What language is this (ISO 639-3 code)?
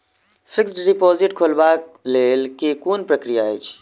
mai